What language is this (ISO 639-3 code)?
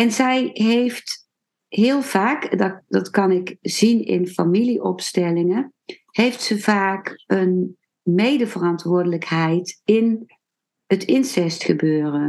nld